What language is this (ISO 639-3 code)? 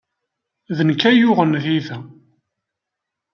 kab